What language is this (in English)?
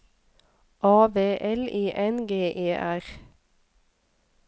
Norwegian